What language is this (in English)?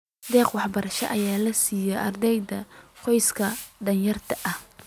Somali